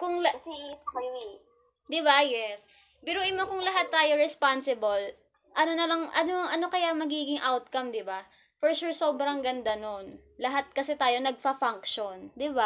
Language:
Filipino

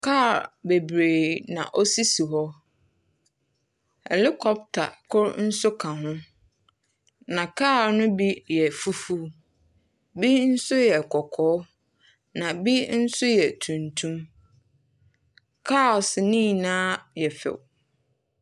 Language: Akan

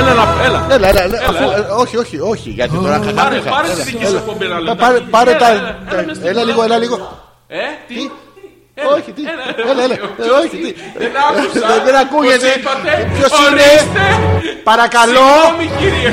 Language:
Greek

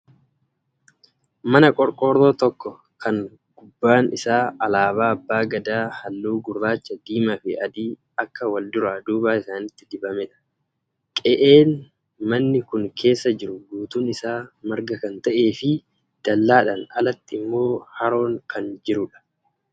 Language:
Oromo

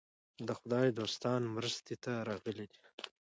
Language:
Pashto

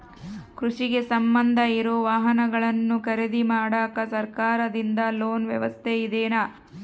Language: Kannada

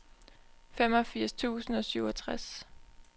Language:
Danish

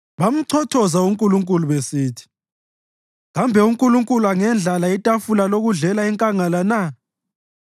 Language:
North Ndebele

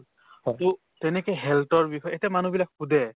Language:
Assamese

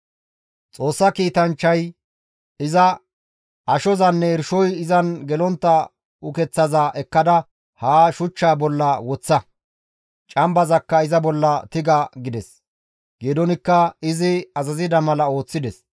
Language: Gamo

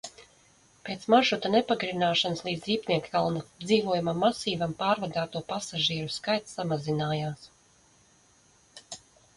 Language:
Latvian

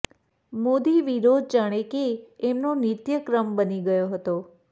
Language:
Gujarati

